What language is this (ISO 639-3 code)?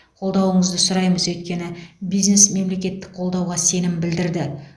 kaz